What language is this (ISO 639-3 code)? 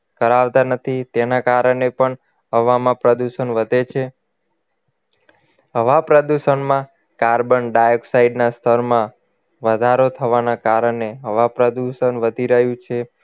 guj